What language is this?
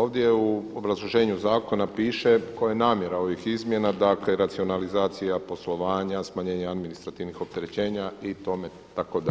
Croatian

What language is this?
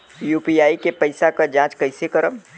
Bhojpuri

